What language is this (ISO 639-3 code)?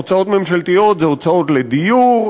heb